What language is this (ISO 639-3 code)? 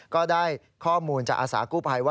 tha